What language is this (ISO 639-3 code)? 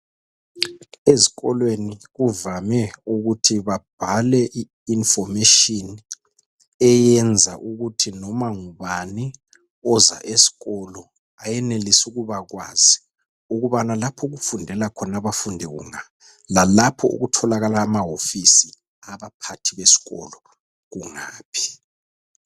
nde